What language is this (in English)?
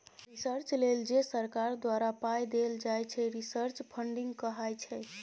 Maithili